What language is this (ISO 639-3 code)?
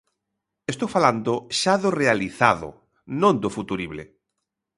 glg